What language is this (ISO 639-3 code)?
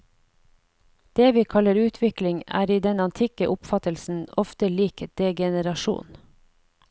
nor